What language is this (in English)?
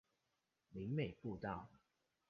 Chinese